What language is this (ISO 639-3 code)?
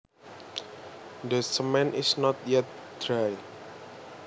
jav